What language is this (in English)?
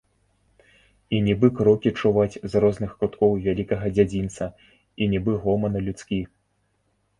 Belarusian